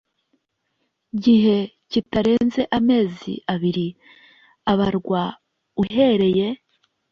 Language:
Kinyarwanda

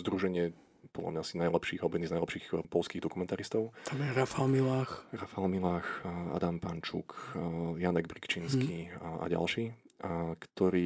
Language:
Slovak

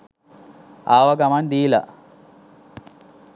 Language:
Sinhala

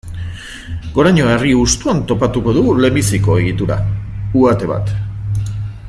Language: Basque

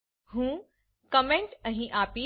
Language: Gujarati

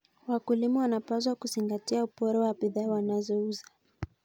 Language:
Kalenjin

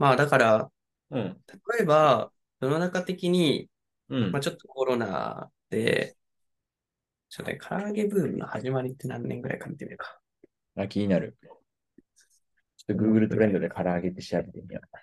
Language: Japanese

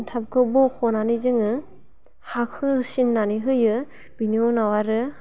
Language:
Bodo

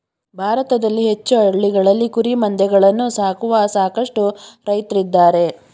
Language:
Kannada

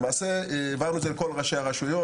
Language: Hebrew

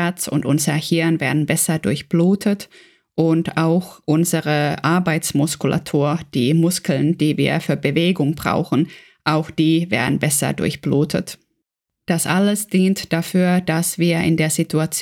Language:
German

